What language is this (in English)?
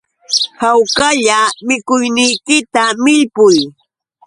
Yauyos Quechua